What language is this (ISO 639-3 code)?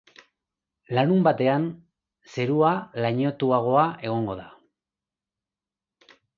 eus